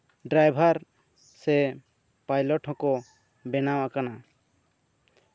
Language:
Santali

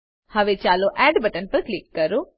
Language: Gujarati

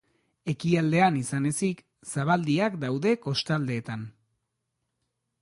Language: Basque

